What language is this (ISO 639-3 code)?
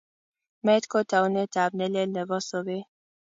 kln